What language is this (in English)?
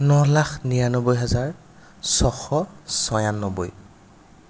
Assamese